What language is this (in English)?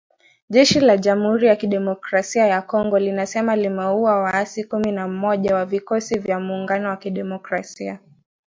Swahili